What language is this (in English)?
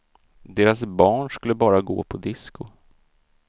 Swedish